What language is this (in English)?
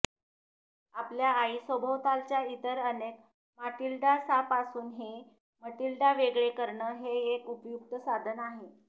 Marathi